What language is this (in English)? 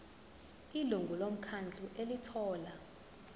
Zulu